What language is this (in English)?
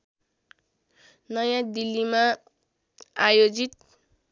Nepali